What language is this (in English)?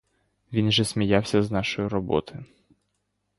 Ukrainian